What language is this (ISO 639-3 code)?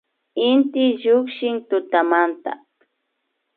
qvi